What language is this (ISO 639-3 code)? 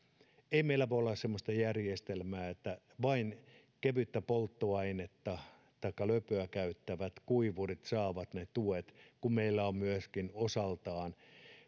fin